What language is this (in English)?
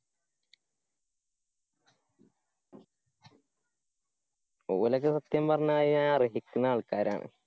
Malayalam